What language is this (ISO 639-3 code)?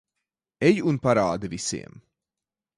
lav